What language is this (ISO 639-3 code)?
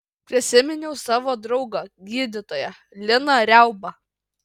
lit